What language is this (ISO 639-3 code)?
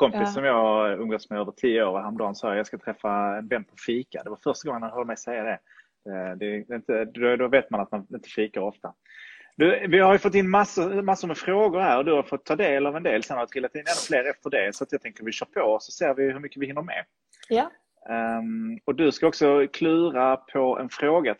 swe